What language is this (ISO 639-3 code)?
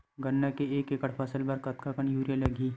hne